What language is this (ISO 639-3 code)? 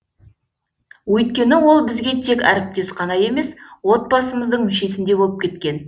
kaz